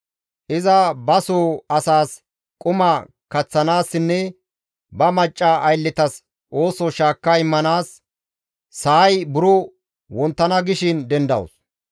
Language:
Gamo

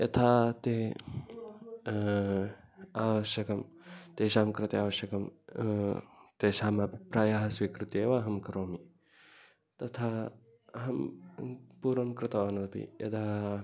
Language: Sanskrit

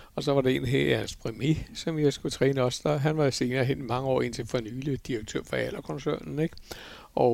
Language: Danish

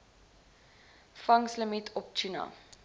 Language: Afrikaans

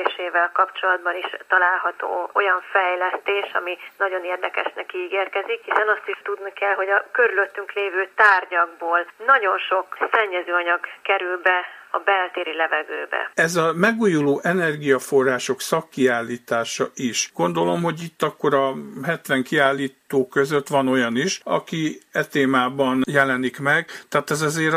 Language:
Hungarian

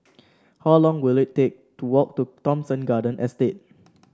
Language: English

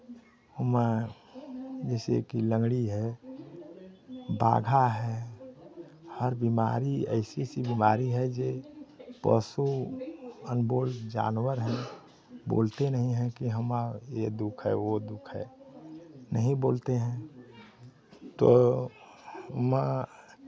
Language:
Hindi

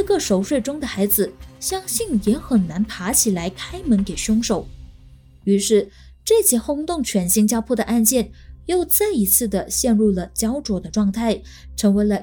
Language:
Chinese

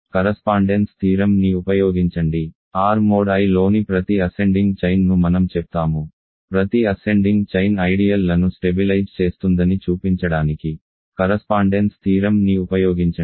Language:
Telugu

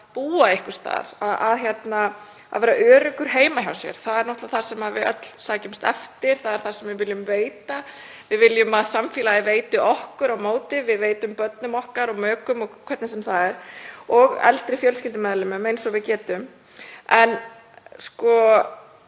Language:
Icelandic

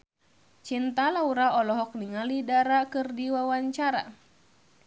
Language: Sundanese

